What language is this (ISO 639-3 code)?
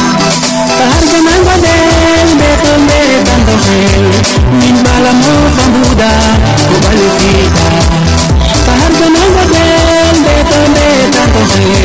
srr